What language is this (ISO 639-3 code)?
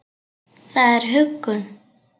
isl